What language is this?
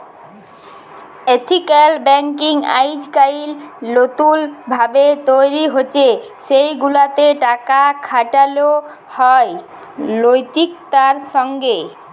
Bangla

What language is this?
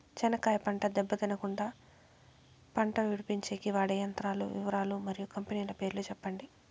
Telugu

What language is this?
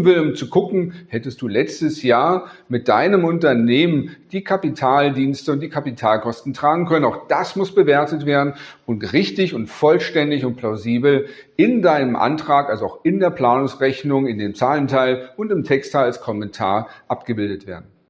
German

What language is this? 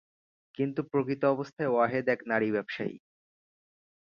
Bangla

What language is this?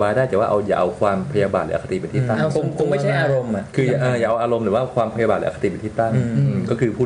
Thai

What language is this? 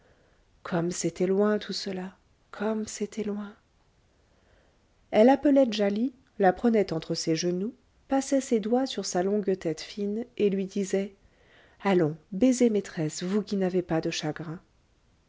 French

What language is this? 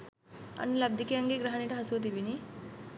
Sinhala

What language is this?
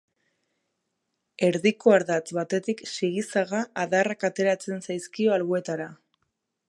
Basque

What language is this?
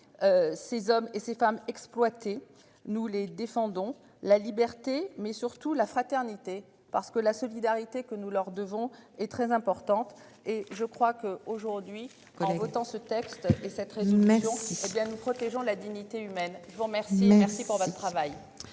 French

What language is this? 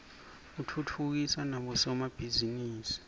Swati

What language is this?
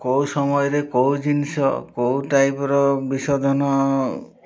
Odia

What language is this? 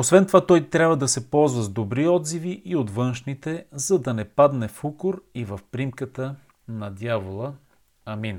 Bulgarian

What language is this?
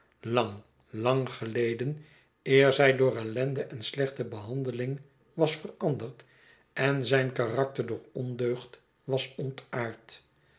Dutch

